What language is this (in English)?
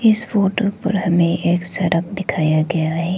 Hindi